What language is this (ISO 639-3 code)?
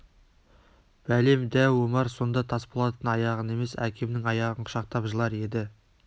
kaz